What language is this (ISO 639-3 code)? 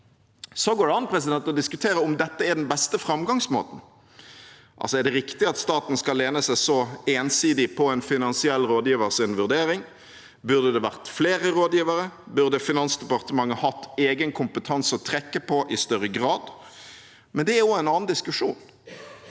nor